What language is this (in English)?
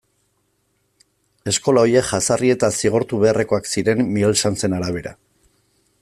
Basque